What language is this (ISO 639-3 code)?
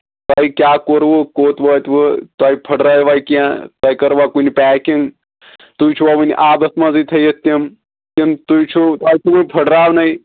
kas